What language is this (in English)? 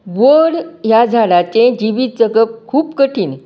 Konkani